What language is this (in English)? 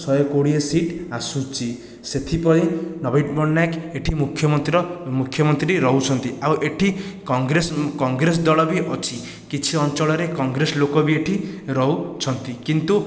Odia